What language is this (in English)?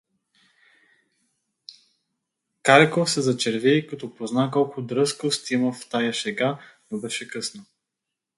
Bulgarian